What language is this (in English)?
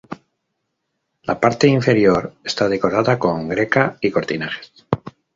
Spanish